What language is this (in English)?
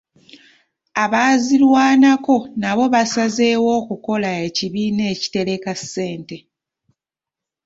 Ganda